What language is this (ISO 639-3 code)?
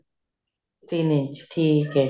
pan